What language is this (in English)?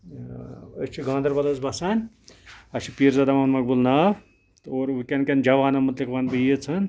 Kashmiri